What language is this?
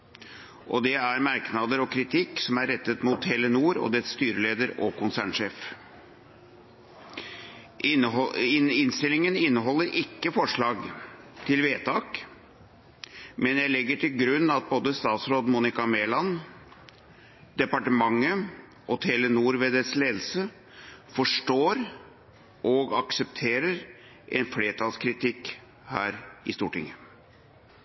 Norwegian Bokmål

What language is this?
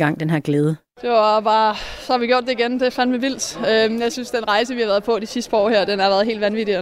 Danish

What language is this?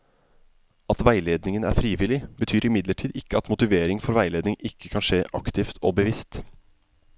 Norwegian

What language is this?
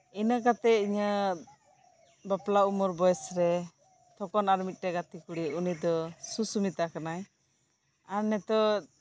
Santali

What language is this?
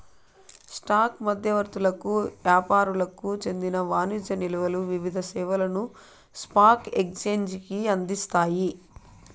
Telugu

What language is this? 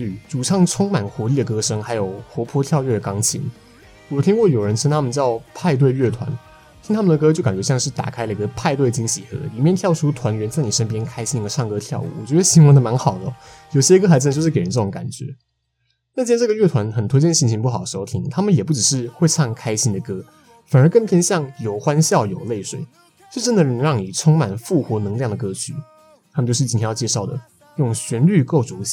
Chinese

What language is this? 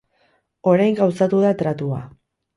Basque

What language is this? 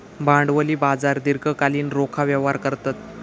Marathi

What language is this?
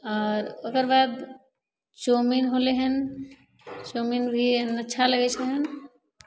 Maithili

